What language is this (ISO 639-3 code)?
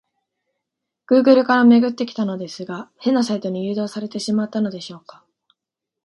jpn